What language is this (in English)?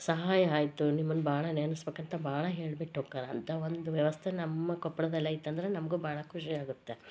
Kannada